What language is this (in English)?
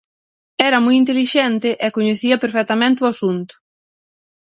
Galician